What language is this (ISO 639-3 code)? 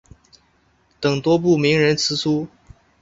zho